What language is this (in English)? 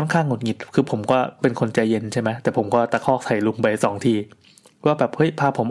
Thai